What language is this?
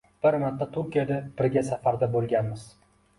Uzbek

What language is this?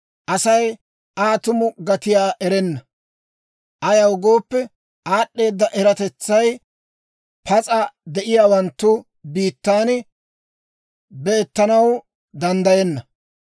Dawro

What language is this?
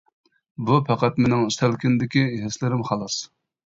Uyghur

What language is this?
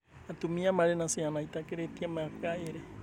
Kikuyu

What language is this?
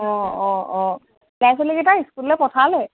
Assamese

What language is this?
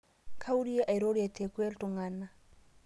Masai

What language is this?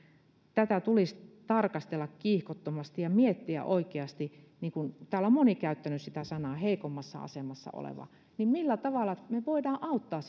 Finnish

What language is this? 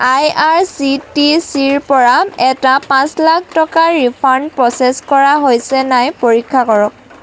Assamese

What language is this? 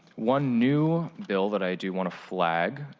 English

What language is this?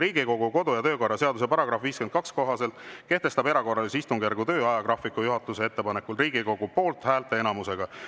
Estonian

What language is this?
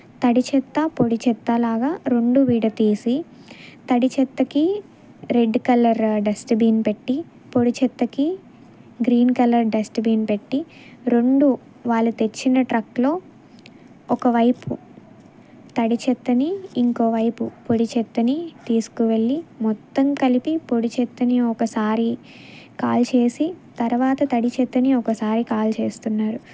Telugu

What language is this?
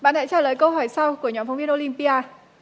Vietnamese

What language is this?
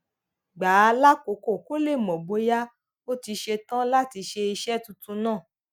Yoruba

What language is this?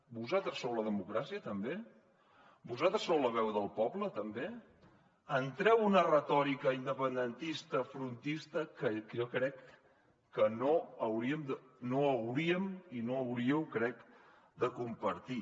Catalan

